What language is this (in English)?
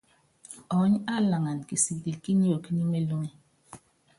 Yangben